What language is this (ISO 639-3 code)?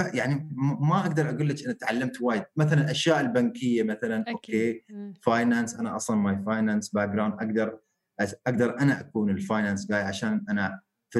ara